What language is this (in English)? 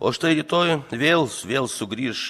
Lithuanian